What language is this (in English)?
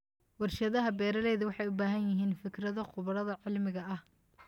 Somali